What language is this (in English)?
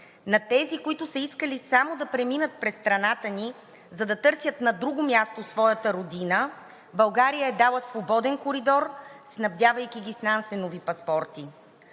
Bulgarian